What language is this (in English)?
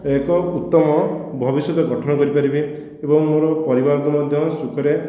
Odia